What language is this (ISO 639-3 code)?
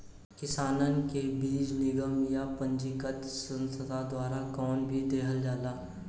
bho